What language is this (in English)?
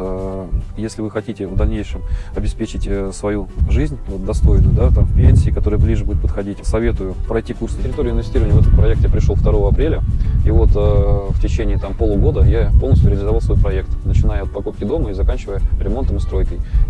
Russian